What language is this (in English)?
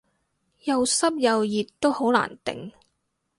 Cantonese